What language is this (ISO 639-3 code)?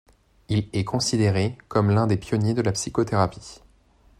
fra